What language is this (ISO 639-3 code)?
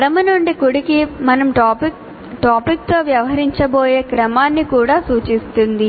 tel